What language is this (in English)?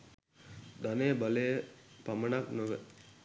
Sinhala